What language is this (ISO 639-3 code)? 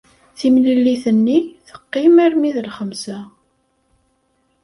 kab